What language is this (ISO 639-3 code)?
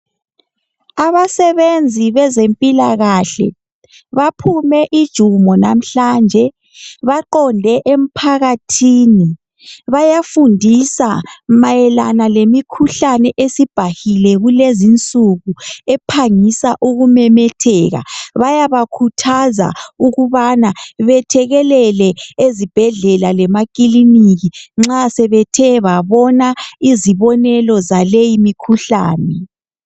nde